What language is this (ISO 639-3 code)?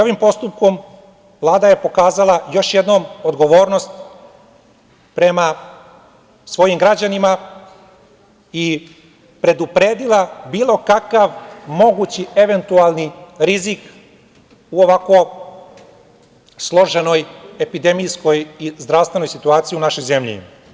srp